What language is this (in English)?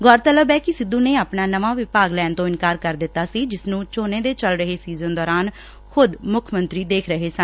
Punjabi